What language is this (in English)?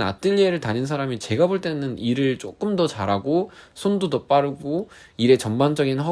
Korean